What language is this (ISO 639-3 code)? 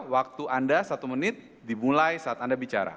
ind